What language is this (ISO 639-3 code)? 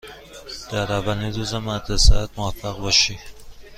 fas